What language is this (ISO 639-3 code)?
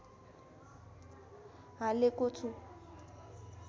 nep